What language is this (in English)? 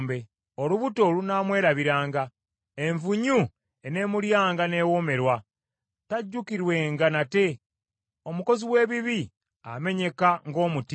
Ganda